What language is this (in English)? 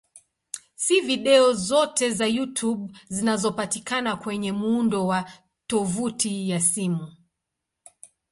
Swahili